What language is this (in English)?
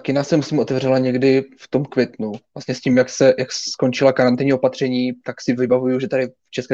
Czech